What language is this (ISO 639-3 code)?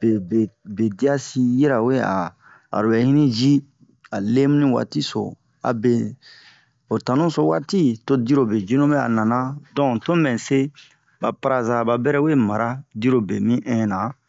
bmq